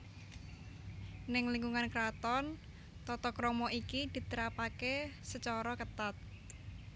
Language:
Javanese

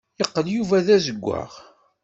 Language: Kabyle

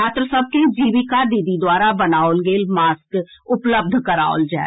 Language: Maithili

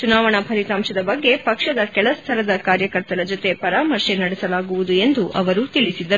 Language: Kannada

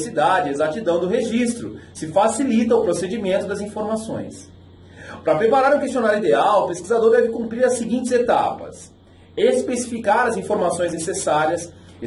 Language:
Portuguese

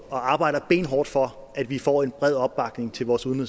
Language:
Danish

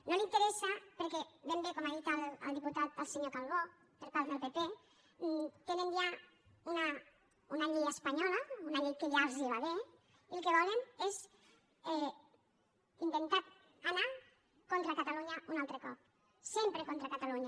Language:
Catalan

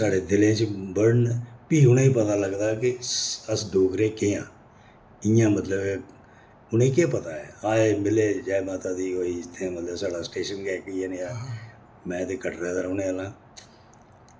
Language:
Dogri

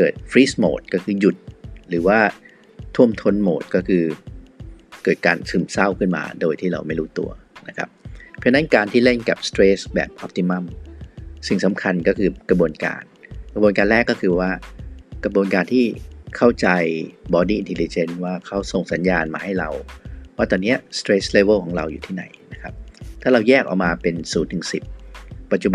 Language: Thai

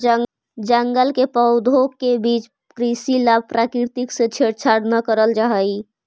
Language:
Magahi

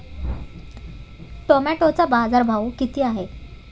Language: Marathi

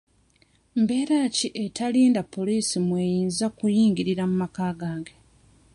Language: Ganda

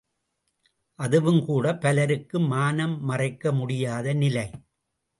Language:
Tamil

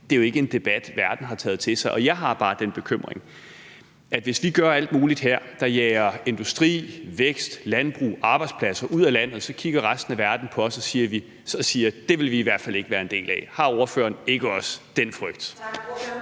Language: Danish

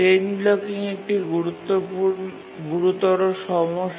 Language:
Bangla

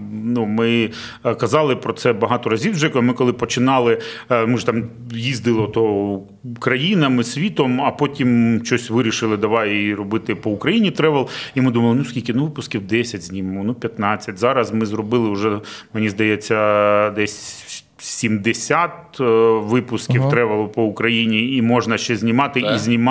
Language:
Ukrainian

